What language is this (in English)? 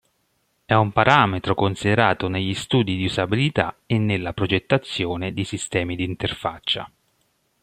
Italian